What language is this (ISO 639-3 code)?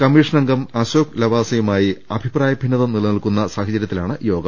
mal